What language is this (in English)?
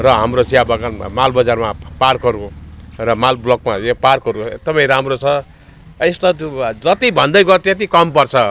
Nepali